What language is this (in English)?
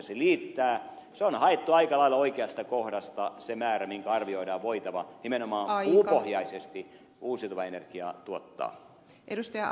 Finnish